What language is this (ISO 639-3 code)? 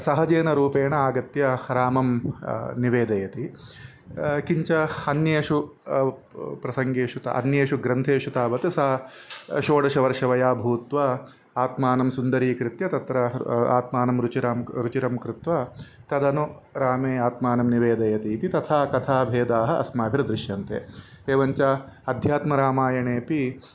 san